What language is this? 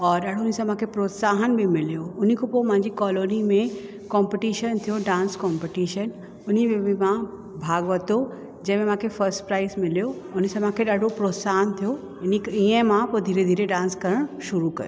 Sindhi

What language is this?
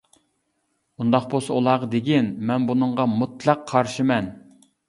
Uyghur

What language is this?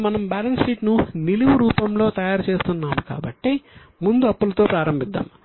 Telugu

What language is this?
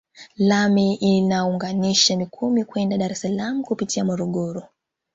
Swahili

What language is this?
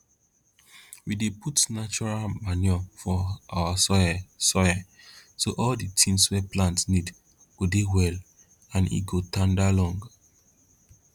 Nigerian Pidgin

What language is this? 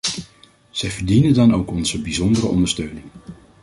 Dutch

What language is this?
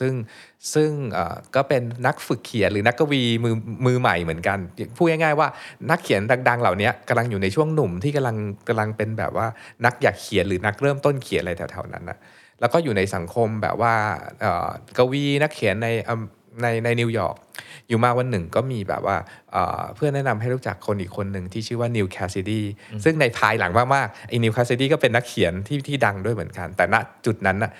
Thai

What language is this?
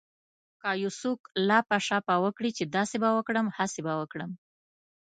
Pashto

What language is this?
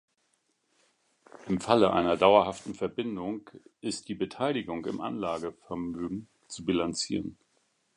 German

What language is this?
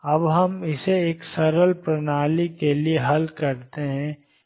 Hindi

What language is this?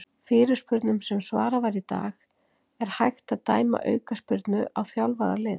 Icelandic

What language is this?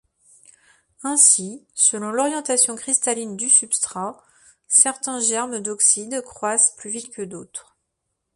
French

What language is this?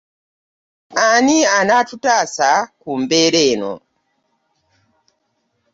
Ganda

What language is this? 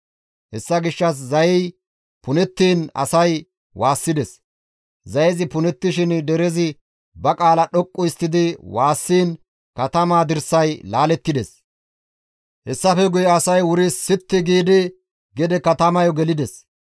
Gamo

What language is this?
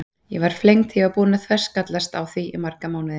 Icelandic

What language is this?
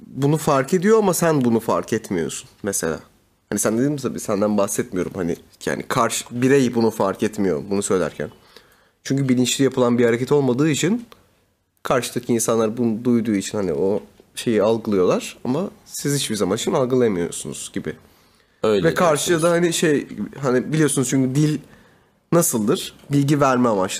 Turkish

